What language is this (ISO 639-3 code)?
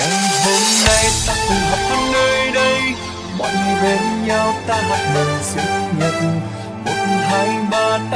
vie